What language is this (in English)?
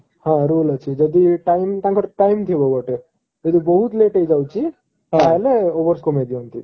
Odia